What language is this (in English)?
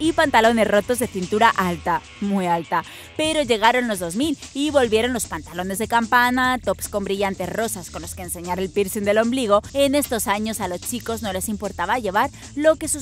Spanish